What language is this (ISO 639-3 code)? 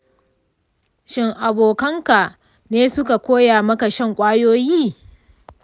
hau